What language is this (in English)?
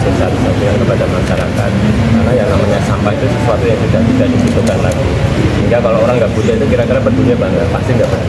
Indonesian